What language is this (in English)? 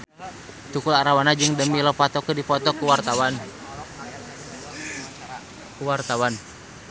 Sundanese